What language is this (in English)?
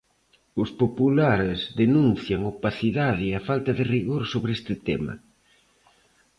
Galician